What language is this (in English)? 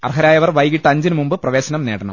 Malayalam